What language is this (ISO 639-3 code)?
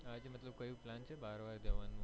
guj